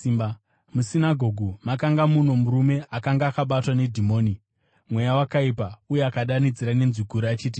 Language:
Shona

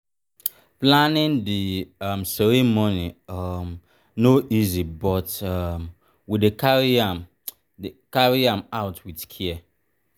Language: Nigerian Pidgin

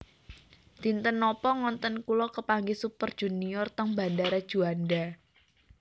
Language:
Javanese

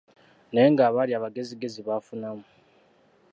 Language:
Ganda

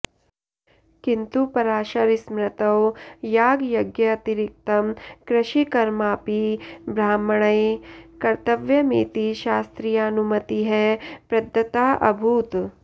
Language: Sanskrit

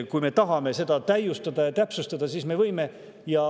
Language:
Estonian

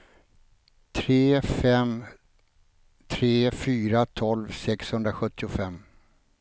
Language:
Swedish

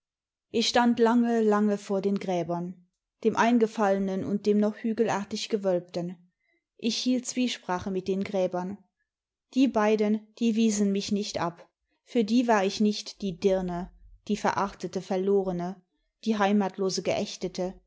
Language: German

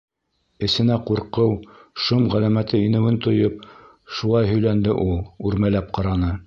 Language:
Bashkir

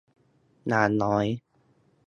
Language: Thai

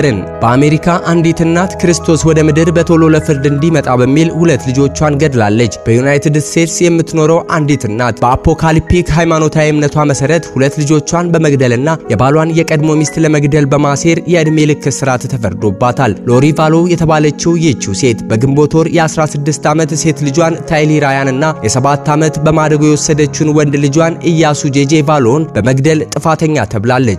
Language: Arabic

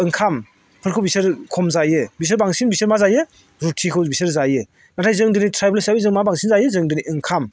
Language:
Bodo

